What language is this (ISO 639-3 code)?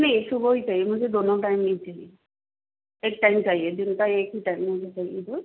hin